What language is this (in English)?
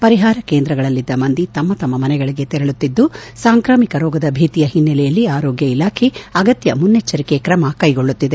Kannada